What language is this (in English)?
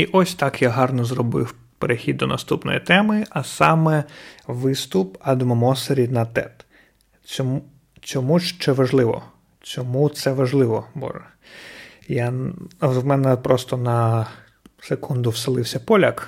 Ukrainian